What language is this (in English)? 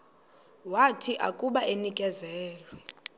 Xhosa